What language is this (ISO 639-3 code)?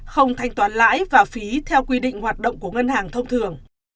vie